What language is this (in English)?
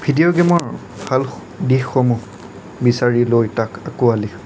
Assamese